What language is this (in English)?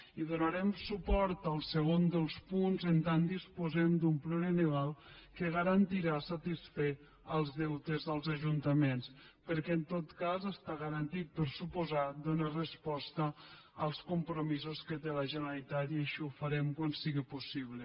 Catalan